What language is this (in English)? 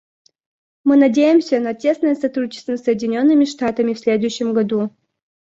Russian